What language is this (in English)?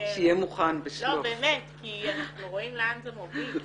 Hebrew